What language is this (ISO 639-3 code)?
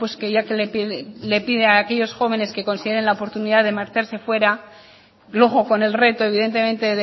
spa